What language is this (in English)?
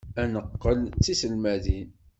Kabyle